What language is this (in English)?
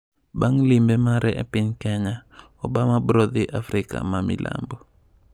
Luo (Kenya and Tanzania)